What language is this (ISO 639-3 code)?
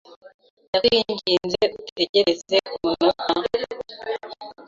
kin